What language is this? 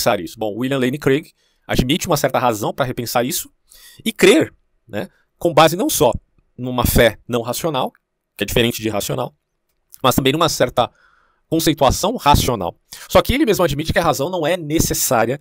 Portuguese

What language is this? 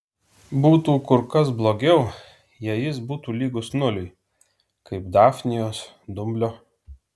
Lithuanian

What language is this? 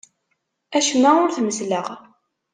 Kabyle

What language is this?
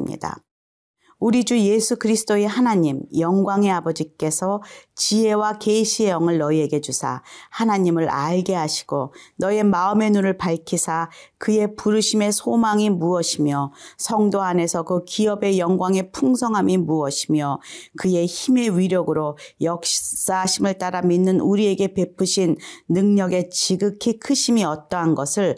Korean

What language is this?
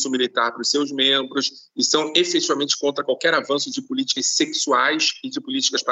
Portuguese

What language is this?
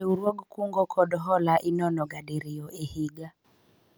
Luo (Kenya and Tanzania)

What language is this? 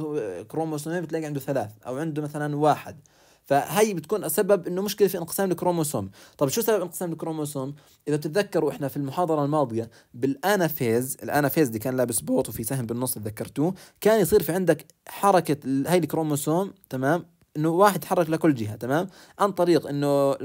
Arabic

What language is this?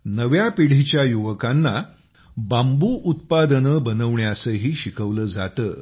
Marathi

